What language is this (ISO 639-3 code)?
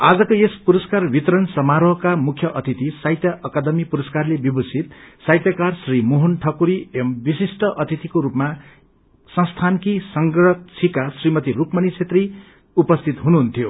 nep